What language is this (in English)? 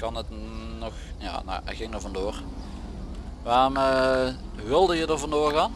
Dutch